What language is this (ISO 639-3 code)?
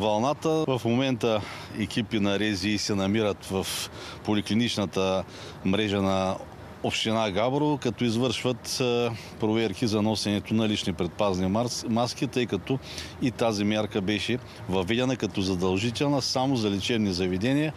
bul